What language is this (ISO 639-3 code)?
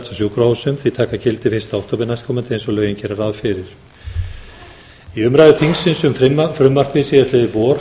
isl